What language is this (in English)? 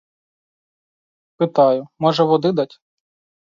Ukrainian